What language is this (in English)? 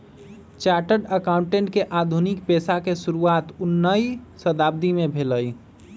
Magahi